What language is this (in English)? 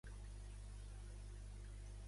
Catalan